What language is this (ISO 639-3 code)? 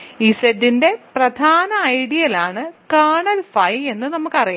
mal